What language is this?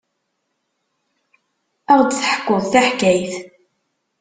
Kabyle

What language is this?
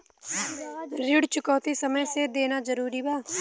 Bhojpuri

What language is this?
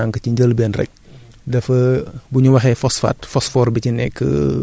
Wolof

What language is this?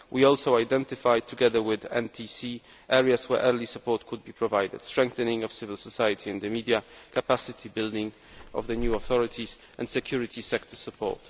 English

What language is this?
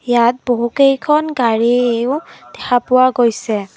Assamese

